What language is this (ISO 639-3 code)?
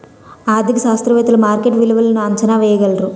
tel